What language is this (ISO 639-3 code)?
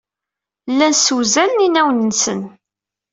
kab